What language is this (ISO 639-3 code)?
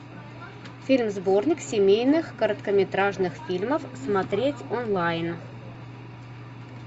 rus